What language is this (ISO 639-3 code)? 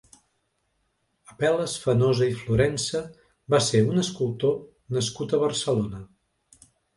cat